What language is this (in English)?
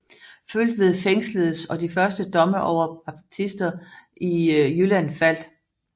Danish